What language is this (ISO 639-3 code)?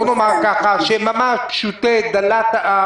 heb